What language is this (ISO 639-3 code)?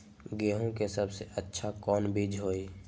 mag